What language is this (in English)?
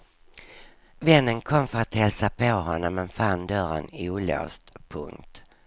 Swedish